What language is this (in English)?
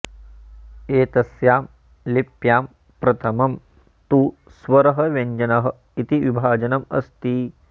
Sanskrit